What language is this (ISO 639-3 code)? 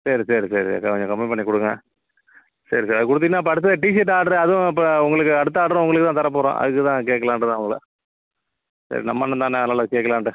tam